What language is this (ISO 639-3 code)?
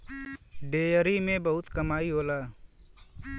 bho